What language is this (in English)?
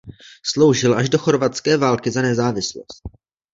Czech